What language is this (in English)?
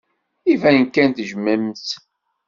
Kabyle